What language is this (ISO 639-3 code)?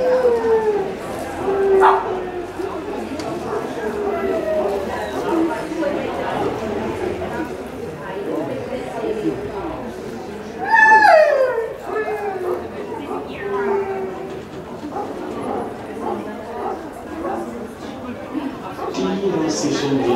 nld